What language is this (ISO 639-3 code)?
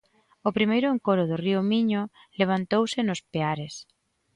glg